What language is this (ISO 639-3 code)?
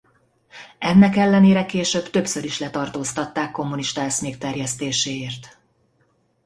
hun